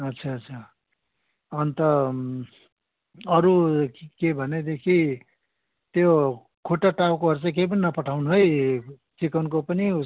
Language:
Nepali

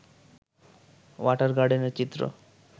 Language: Bangla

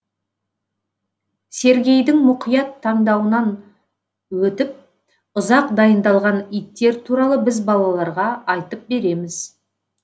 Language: Kazakh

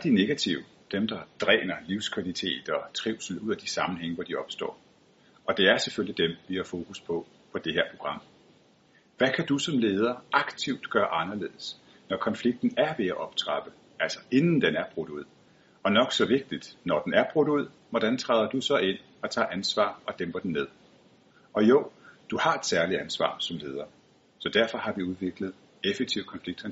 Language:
Danish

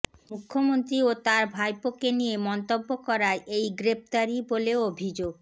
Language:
Bangla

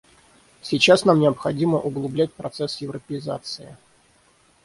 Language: Russian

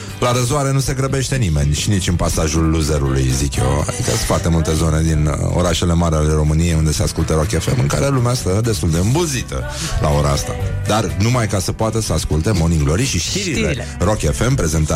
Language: Romanian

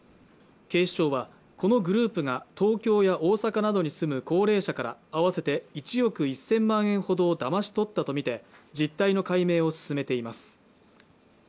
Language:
Japanese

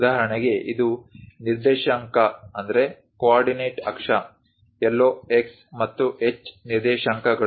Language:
Kannada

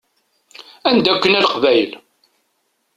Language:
Kabyle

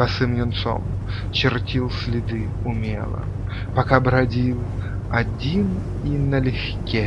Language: Russian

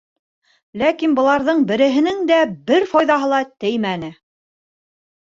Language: Bashkir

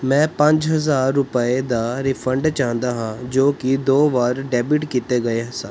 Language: Punjabi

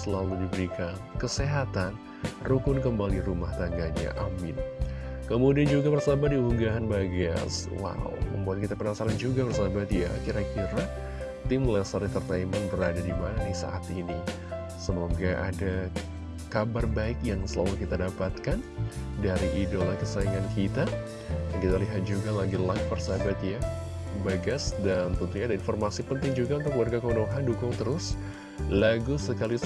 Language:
Indonesian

